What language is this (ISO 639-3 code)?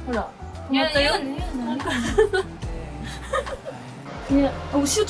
jpn